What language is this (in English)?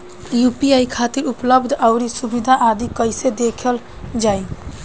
Bhojpuri